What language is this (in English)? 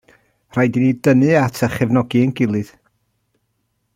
Welsh